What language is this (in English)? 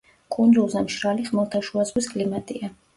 Georgian